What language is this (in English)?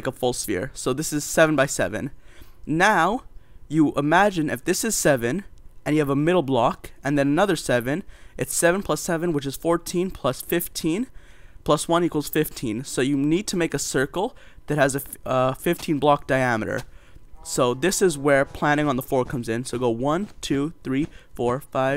English